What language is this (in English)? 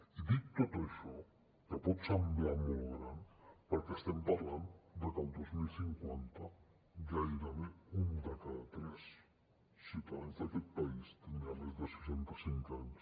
Catalan